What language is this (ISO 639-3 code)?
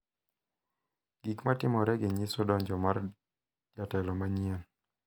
luo